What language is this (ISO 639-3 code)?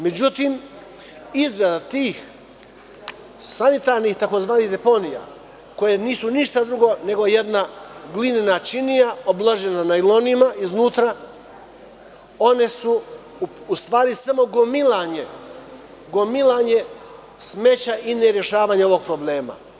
srp